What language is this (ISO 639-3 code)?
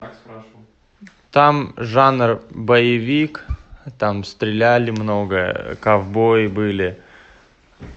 rus